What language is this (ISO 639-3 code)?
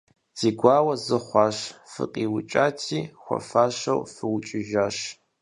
kbd